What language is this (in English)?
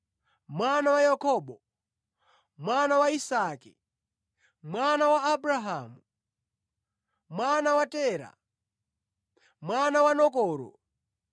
Nyanja